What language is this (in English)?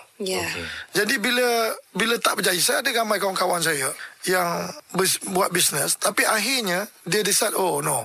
Malay